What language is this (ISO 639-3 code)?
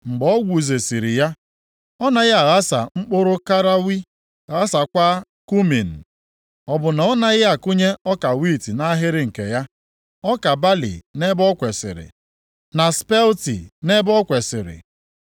ibo